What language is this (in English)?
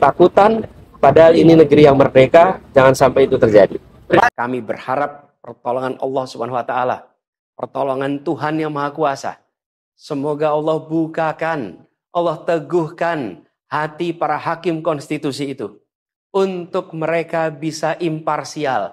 Indonesian